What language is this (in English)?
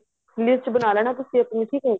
Punjabi